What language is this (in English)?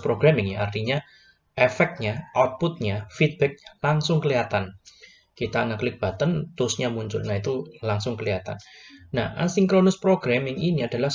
Indonesian